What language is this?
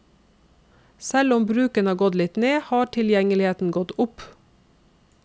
Norwegian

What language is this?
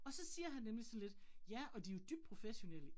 Danish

